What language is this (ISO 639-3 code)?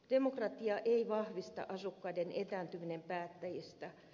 fin